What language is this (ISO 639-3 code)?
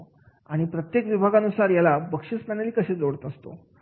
mar